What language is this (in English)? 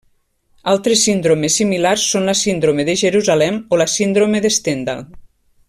Catalan